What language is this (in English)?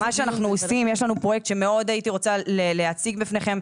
Hebrew